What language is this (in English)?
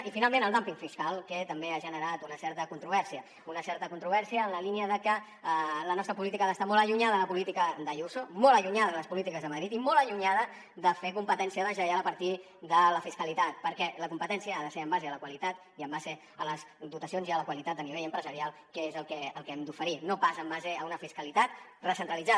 Catalan